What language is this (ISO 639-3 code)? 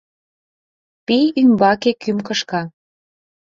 chm